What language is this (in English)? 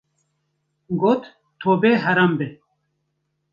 Kurdish